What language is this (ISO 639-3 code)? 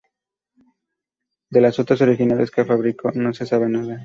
spa